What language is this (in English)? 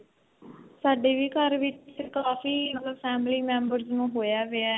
Punjabi